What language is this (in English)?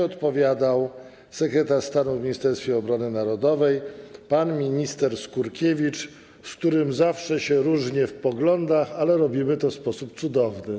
Polish